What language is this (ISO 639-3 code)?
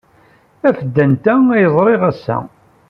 kab